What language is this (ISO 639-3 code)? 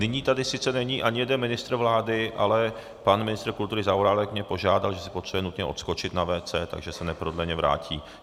ces